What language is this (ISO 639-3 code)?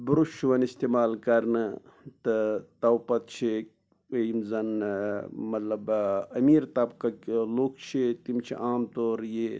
kas